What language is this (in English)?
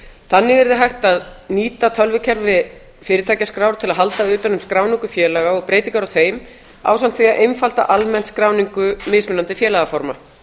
Icelandic